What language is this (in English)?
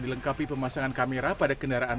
Indonesian